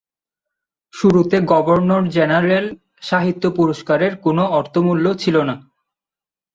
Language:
Bangla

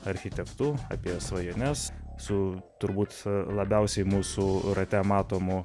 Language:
Lithuanian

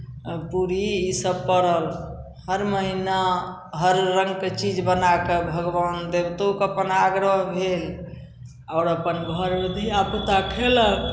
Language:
Maithili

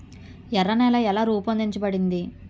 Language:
Telugu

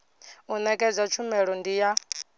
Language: Venda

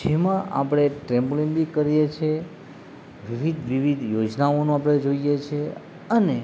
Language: Gujarati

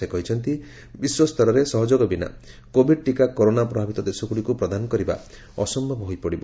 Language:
Odia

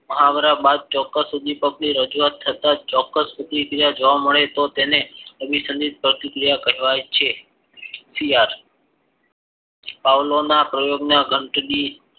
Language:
Gujarati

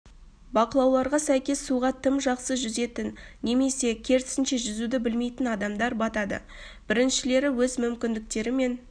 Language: Kazakh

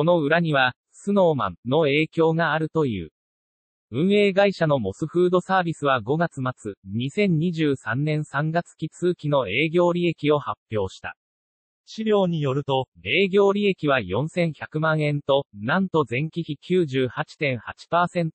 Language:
Japanese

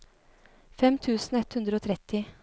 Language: Norwegian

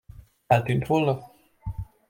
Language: Hungarian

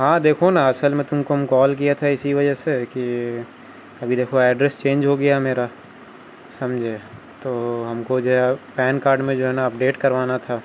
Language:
Urdu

